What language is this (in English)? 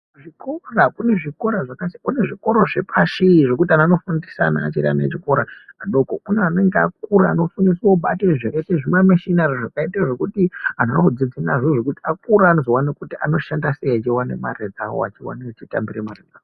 Ndau